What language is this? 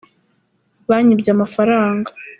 Kinyarwanda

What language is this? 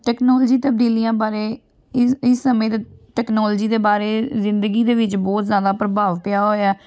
Punjabi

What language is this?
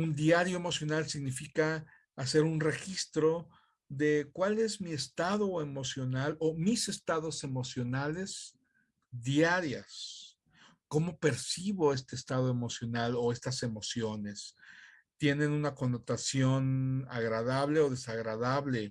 Spanish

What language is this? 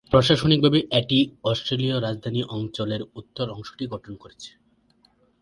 Bangla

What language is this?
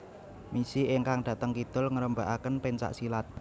Javanese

